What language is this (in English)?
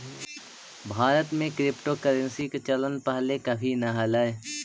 Magahi